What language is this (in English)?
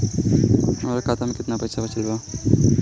Bhojpuri